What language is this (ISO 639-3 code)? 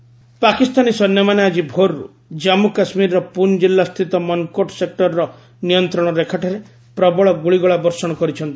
ori